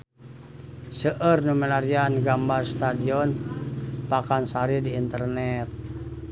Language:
Sundanese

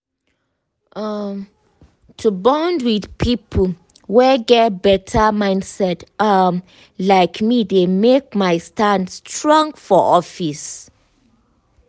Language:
Nigerian Pidgin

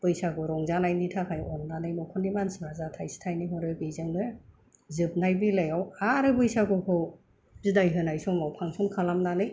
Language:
Bodo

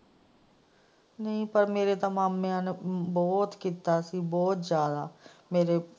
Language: Punjabi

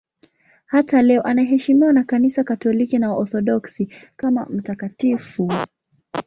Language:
Swahili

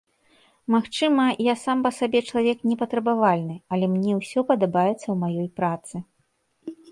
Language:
Belarusian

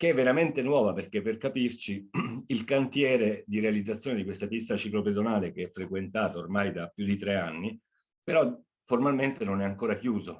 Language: Italian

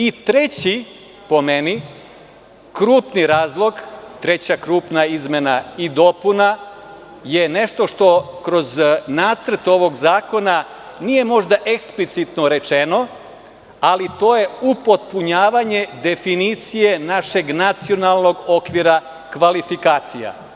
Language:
Serbian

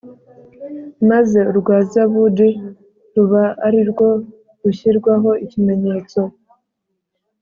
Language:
Kinyarwanda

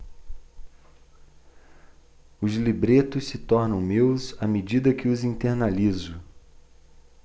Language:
Portuguese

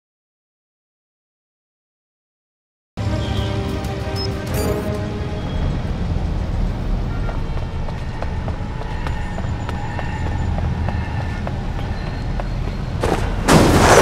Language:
English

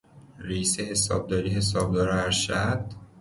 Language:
Persian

